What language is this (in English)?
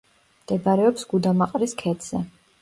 Georgian